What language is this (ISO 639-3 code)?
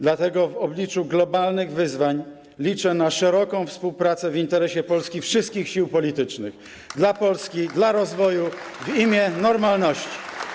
pol